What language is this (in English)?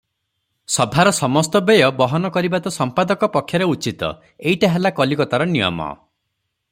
Odia